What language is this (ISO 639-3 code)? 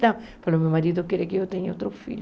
por